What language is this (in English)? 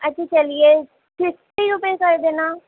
Urdu